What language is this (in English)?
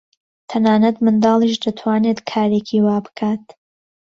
Central Kurdish